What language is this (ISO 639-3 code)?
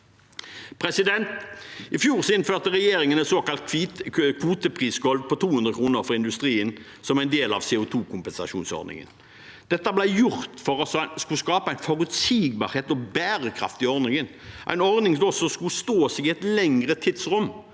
nor